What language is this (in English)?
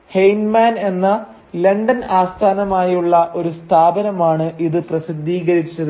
Malayalam